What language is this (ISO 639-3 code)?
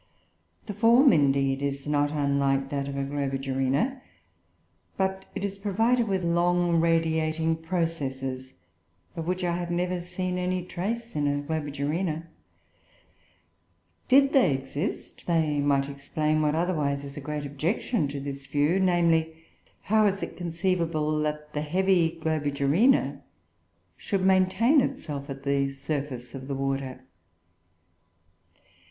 eng